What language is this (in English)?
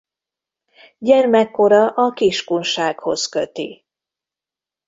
Hungarian